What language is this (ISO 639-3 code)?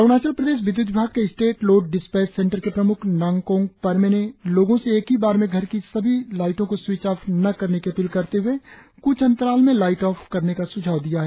hin